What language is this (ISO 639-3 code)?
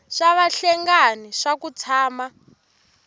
tso